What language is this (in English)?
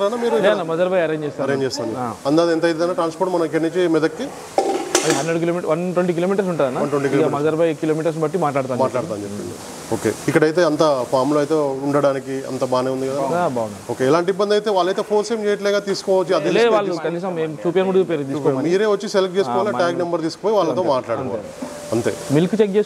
Telugu